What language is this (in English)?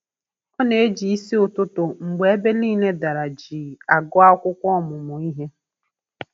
Igbo